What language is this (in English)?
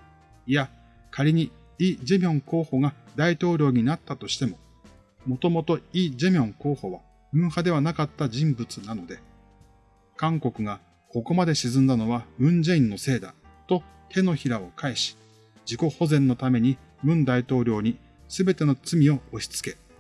Japanese